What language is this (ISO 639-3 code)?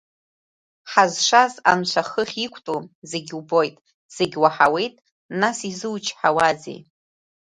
abk